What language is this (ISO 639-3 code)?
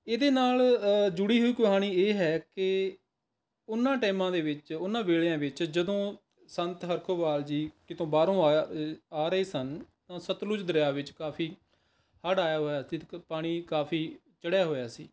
pan